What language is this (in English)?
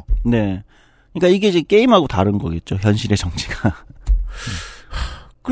Korean